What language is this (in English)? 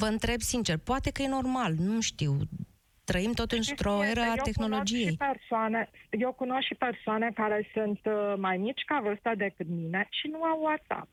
Romanian